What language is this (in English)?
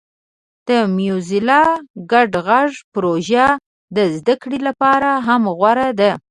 Pashto